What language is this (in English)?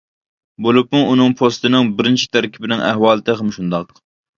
Uyghur